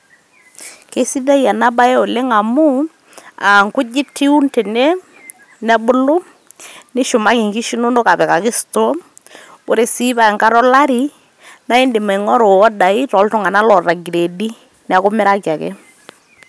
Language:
Masai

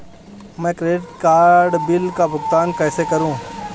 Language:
Hindi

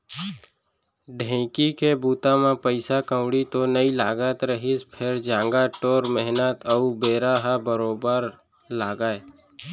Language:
Chhattisgarhi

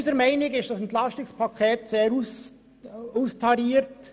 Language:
Swiss German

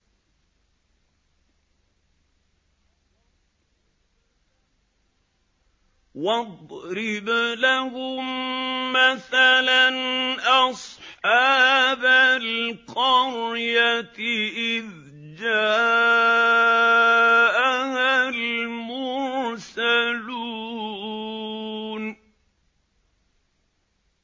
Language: Arabic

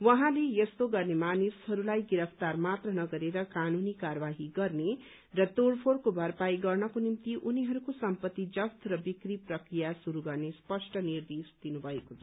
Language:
Nepali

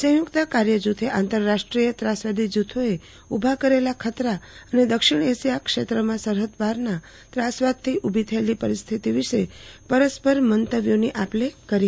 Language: Gujarati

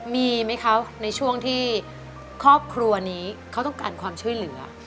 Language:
Thai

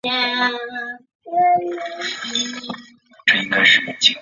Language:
Chinese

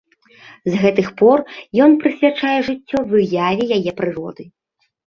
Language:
Belarusian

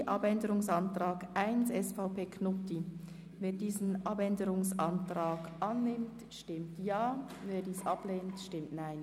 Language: Swiss German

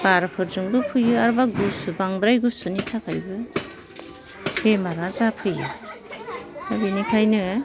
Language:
Bodo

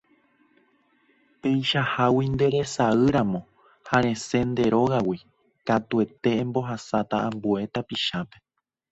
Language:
Guarani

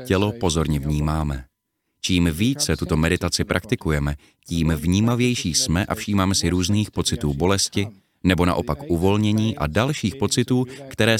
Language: Czech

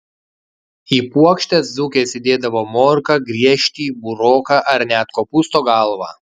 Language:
Lithuanian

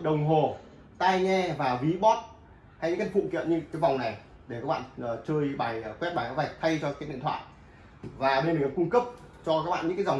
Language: Vietnamese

